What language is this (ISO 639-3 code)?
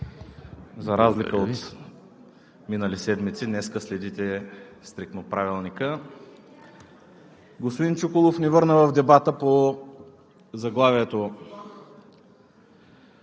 bul